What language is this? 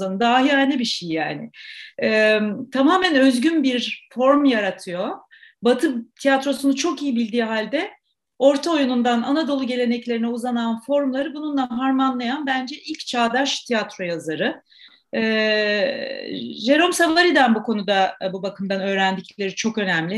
Turkish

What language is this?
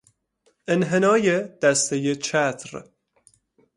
Persian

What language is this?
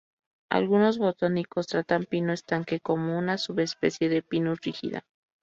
Spanish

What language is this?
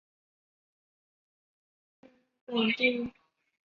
Chinese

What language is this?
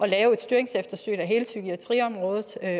Danish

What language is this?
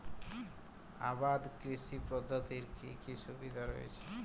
Bangla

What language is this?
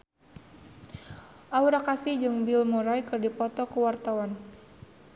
Sundanese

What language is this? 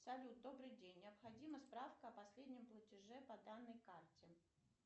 Russian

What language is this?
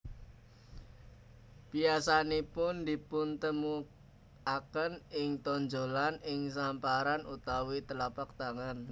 Javanese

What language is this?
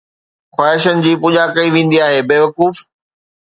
Sindhi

